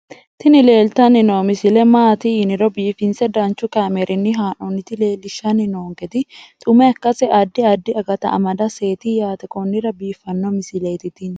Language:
Sidamo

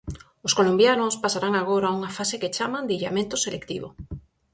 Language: Galician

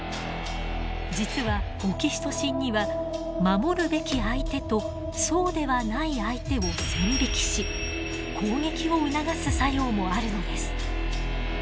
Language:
Japanese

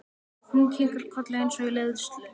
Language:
Icelandic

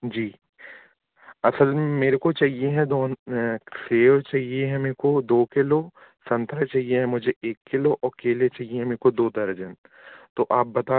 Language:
Hindi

